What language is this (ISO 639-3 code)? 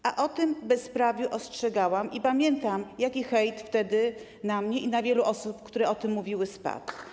pol